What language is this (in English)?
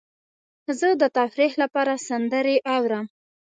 Pashto